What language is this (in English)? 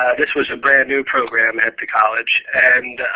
English